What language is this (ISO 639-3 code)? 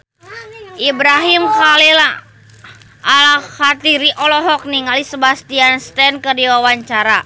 sun